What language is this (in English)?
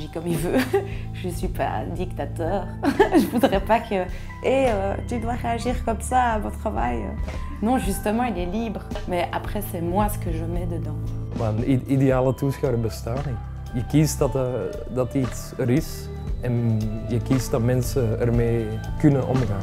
Dutch